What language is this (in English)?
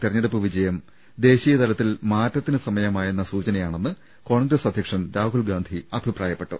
Malayalam